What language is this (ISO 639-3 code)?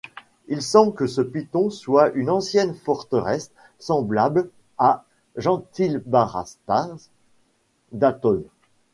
fra